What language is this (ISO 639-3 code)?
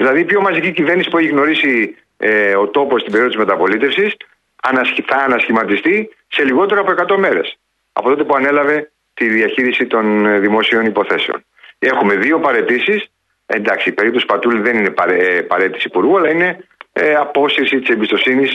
ell